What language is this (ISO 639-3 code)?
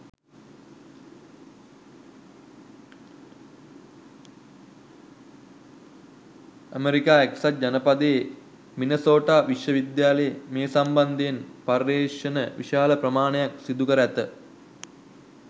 sin